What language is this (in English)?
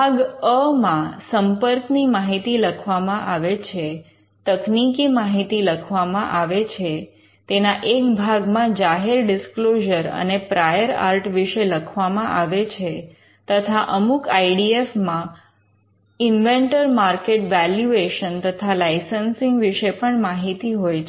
Gujarati